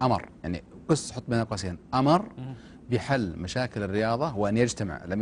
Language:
Arabic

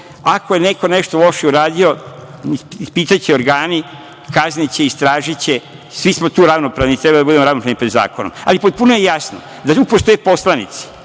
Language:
Serbian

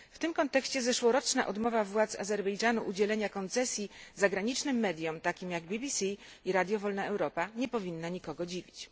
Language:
Polish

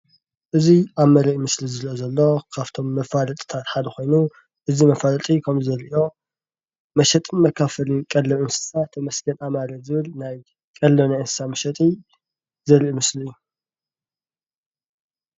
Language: Tigrinya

